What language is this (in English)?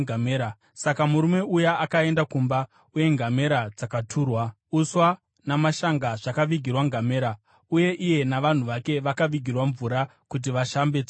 Shona